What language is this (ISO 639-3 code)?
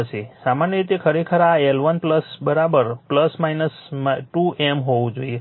guj